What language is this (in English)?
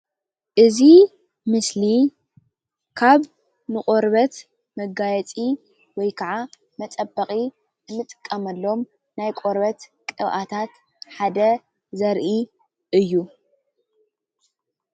Tigrinya